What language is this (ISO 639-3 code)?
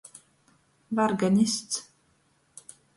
ltg